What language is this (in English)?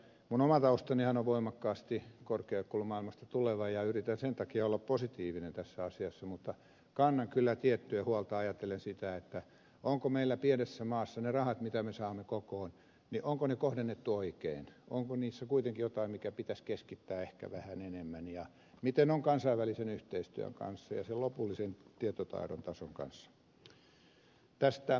Finnish